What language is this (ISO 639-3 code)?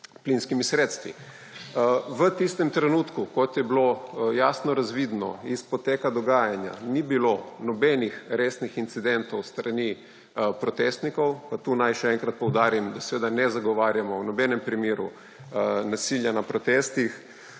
slv